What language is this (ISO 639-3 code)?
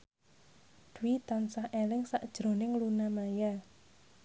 jav